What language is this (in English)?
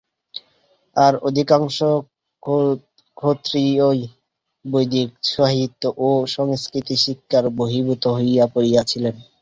Bangla